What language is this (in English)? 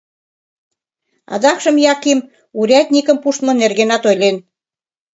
Mari